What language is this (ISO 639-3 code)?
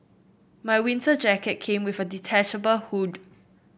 eng